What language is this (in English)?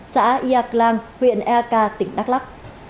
Vietnamese